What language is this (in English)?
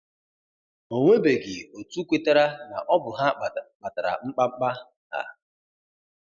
Igbo